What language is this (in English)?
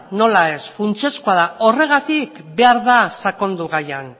Basque